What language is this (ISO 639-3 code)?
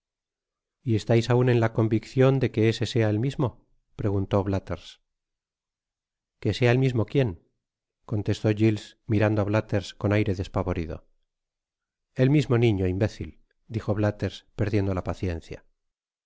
spa